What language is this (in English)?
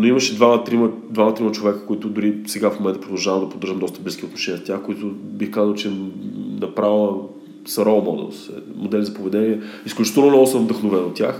Bulgarian